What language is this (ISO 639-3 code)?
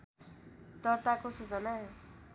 nep